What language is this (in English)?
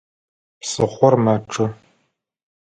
Adyghe